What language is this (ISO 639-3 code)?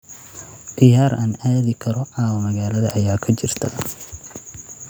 som